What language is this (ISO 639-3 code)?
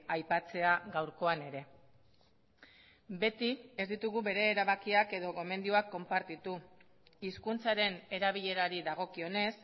eus